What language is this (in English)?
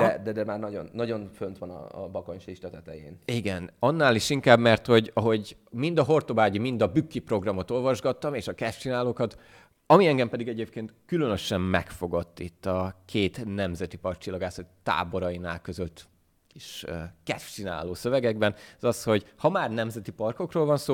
Hungarian